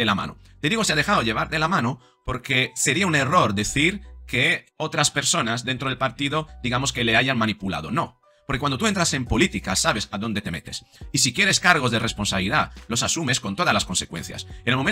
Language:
Spanish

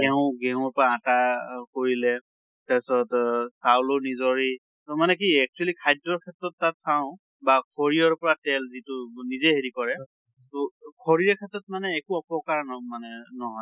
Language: Assamese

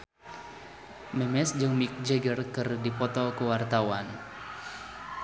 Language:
Sundanese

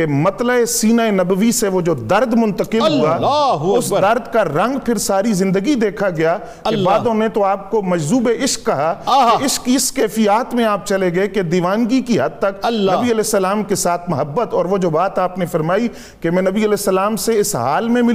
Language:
Urdu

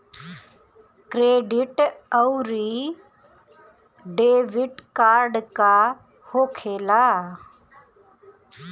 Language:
Bhojpuri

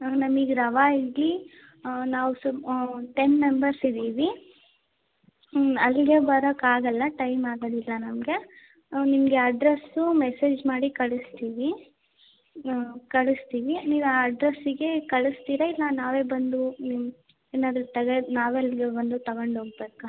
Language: Kannada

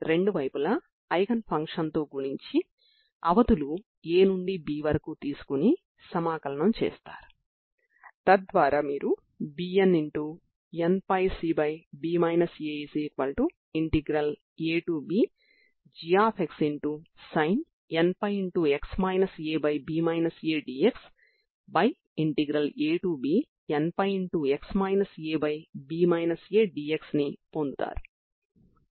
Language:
Telugu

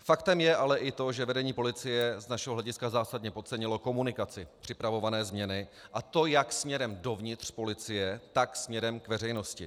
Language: Czech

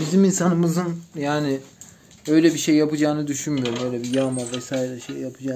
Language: Turkish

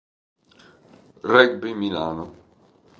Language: Italian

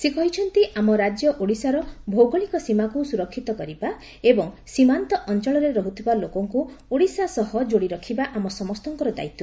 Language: Odia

